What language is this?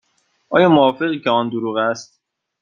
Persian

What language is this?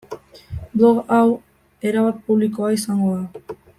Basque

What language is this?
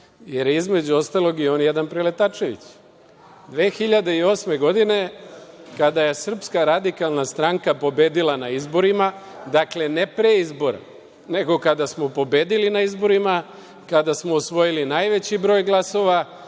Serbian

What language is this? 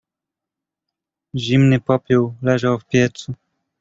Polish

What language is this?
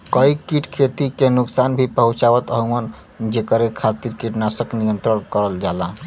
Bhojpuri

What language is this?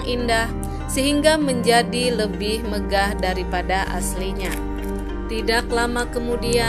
Indonesian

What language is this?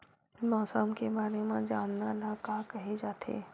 Chhattisgarhi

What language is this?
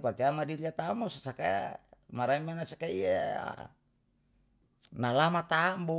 Yalahatan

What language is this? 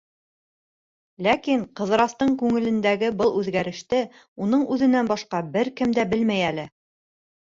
Bashkir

